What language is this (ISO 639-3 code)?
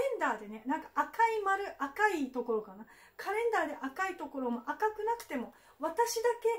jpn